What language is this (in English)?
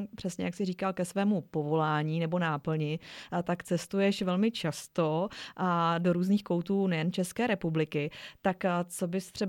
Czech